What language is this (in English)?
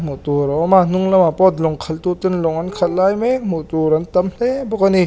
Mizo